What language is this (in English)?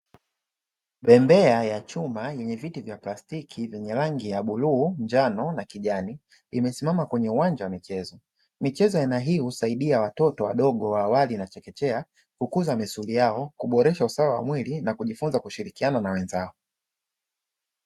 Swahili